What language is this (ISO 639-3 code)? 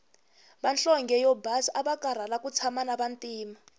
tso